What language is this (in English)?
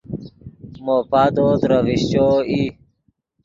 Yidgha